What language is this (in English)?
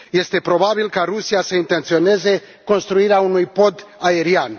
Romanian